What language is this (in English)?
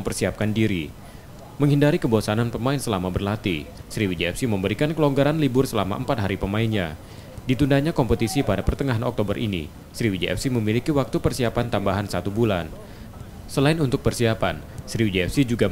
Indonesian